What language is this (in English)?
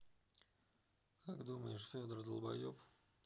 Russian